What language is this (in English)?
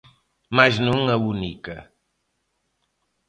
Galician